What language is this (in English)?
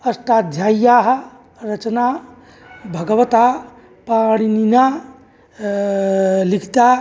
Sanskrit